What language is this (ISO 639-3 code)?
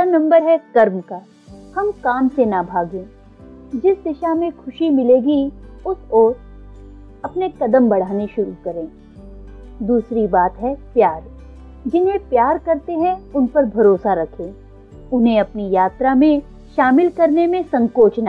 hin